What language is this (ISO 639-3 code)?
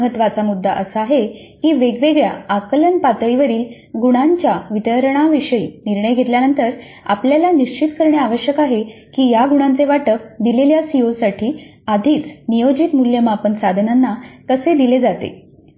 mar